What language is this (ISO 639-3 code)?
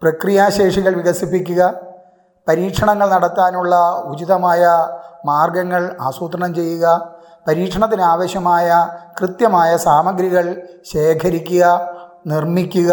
mal